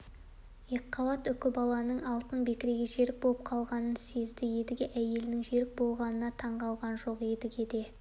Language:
Kazakh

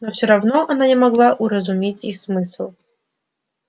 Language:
Russian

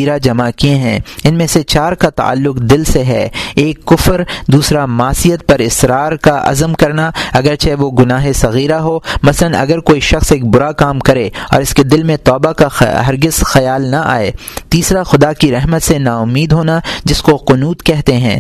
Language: Urdu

